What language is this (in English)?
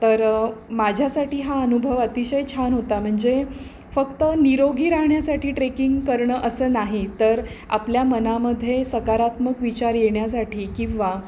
Marathi